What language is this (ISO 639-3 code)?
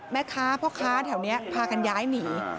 tha